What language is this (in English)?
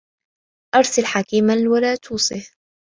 Arabic